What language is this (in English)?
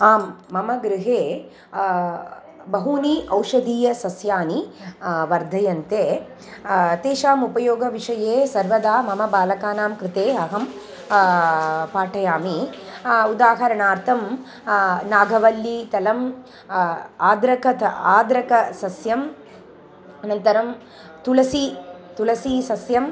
Sanskrit